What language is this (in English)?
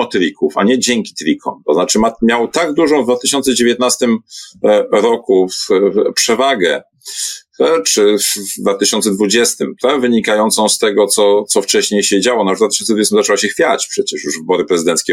Polish